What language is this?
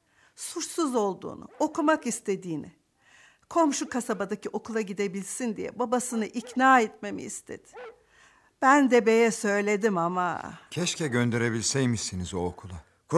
Turkish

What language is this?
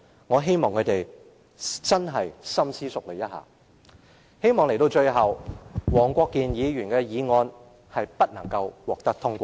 Cantonese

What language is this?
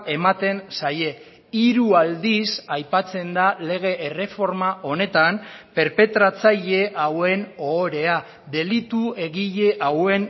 Basque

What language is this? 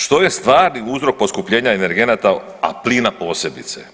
Croatian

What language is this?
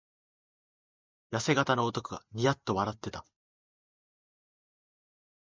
Japanese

